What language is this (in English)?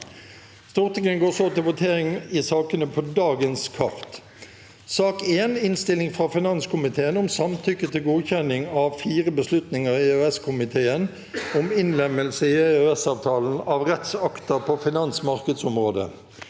Norwegian